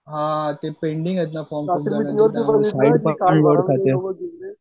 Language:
Marathi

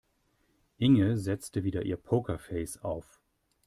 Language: German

